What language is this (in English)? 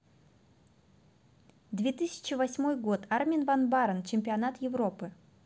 Russian